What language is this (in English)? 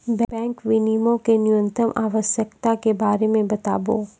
Maithili